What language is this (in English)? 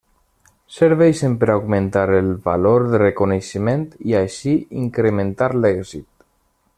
Catalan